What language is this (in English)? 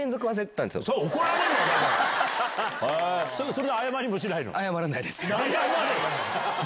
Japanese